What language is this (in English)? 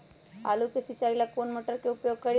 Magahi